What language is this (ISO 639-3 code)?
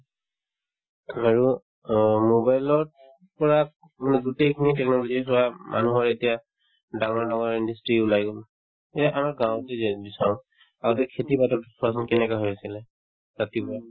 asm